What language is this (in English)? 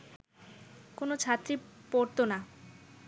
Bangla